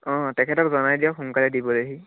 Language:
Assamese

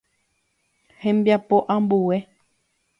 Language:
Guarani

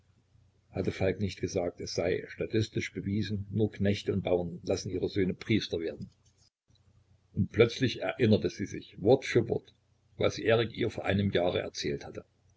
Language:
German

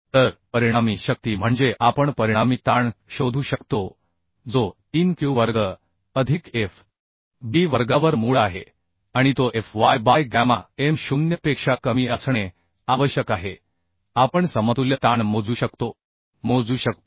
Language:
Marathi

